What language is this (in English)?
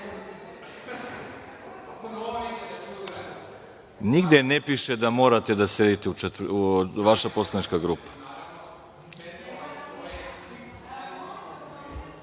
Serbian